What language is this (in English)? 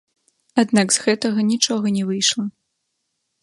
Belarusian